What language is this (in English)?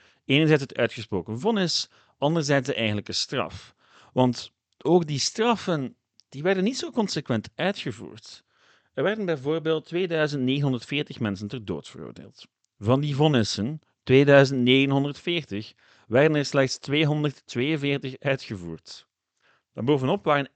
Dutch